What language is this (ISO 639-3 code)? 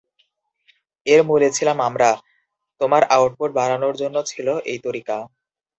ben